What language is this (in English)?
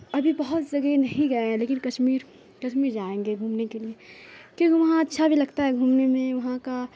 Urdu